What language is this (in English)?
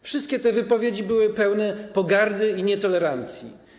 Polish